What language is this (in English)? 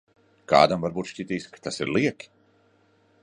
Latvian